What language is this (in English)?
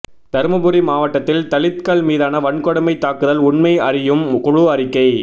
Tamil